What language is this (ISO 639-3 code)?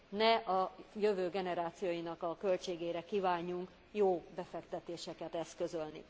hun